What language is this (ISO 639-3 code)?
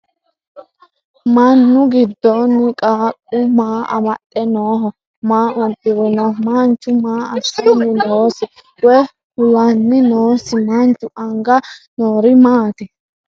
sid